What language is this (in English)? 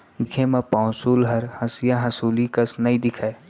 Chhattisgarhi